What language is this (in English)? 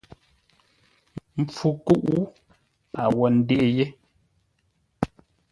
Ngombale